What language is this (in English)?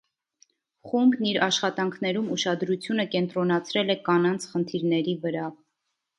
Armenian